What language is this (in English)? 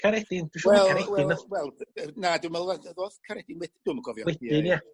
Welsh